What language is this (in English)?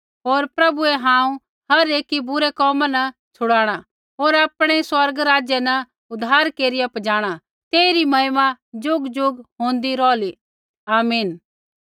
Kullu Pahari